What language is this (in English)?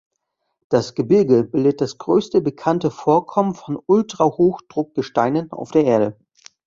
German